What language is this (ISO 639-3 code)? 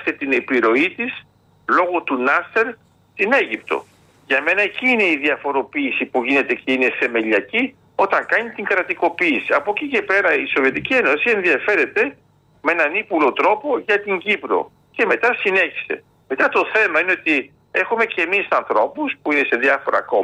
ell